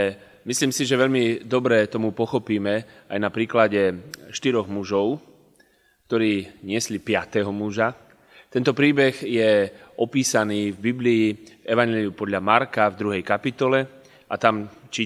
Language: Slovak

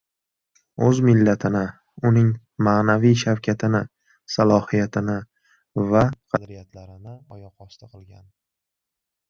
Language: Uzbek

